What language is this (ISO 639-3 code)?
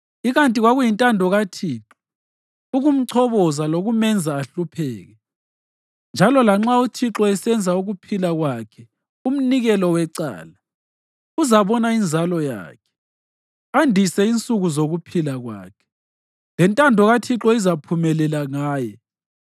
nde